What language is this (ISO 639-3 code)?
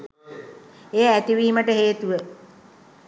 sin